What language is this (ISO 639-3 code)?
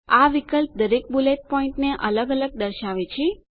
guj